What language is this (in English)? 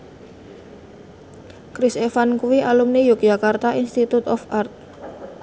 Javanese